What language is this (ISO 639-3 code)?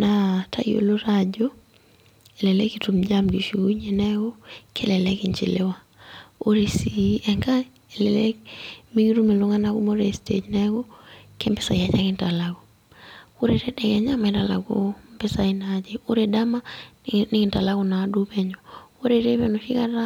mas